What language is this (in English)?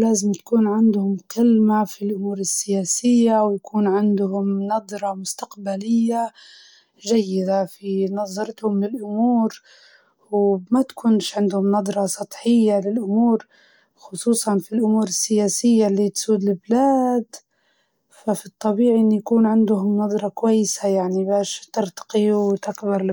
Libyan Arabic